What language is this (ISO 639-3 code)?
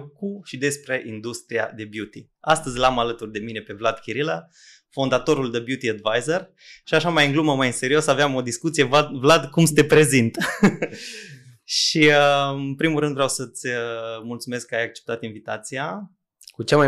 ron